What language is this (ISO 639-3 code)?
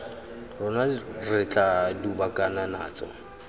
tsn